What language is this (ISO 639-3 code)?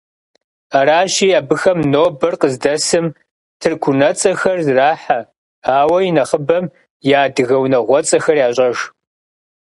kbd